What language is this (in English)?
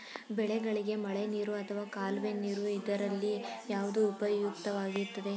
Kannada